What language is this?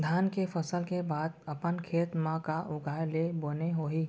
Chhattisgarhi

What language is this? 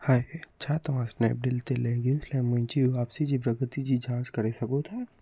Sindhi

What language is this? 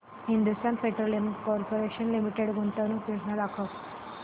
Marathi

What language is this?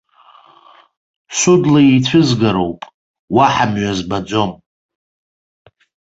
Abkhazian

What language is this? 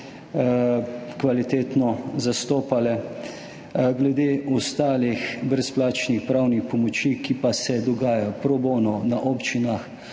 Slovenian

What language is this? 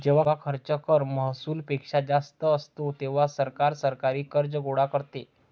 Marathi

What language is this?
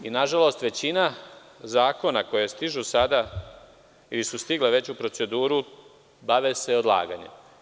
Serbian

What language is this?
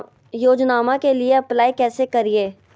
Magahi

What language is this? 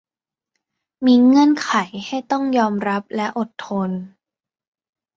Thai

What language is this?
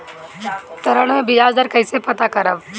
Bhojpuri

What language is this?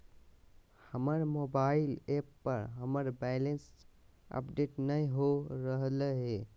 Magahi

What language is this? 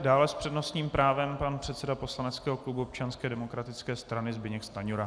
Czech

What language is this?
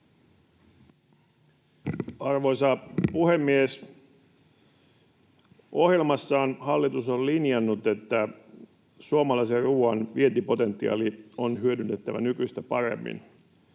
Finnish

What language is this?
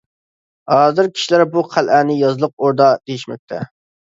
Uyghur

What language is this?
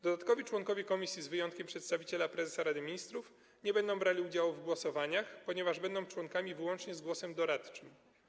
Polish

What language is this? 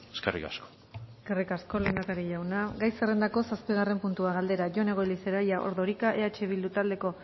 Basque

